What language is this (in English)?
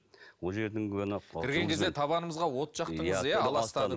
Kazakh